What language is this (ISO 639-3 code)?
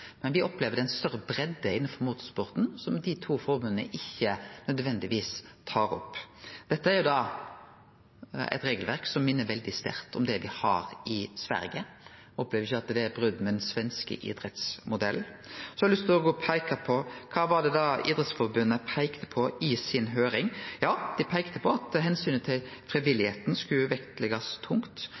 nno